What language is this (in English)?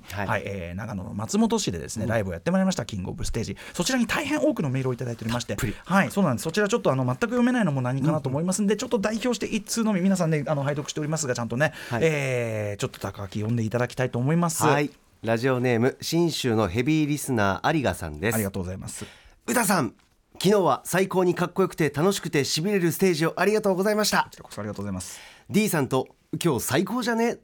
Japanese